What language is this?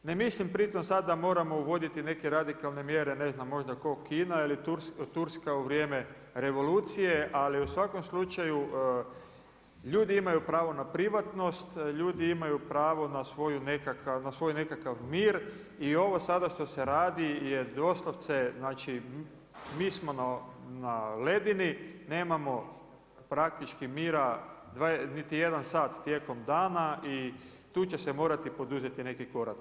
Croatian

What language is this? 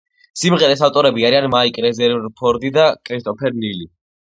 Georgian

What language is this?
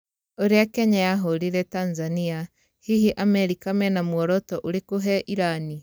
Kikuyu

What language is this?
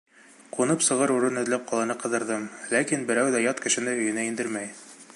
Bashkir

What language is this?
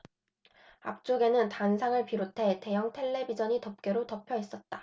Korean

